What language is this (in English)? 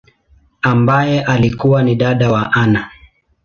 Swahili